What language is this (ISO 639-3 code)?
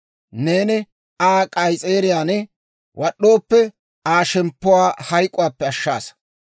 dwr